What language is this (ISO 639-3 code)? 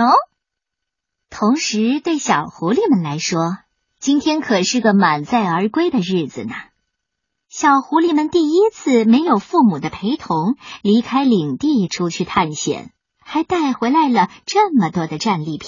zho